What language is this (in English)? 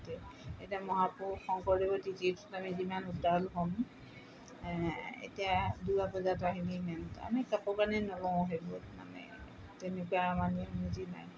Assamese